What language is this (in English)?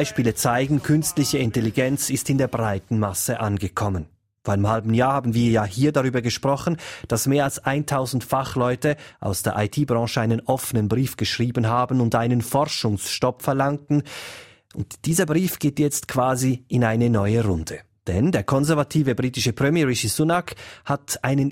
German